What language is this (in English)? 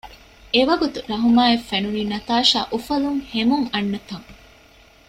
Divehi